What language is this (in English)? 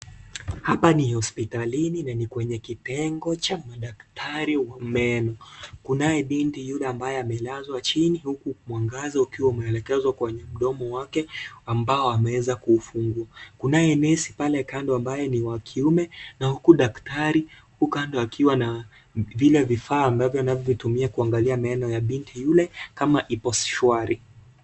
Swahili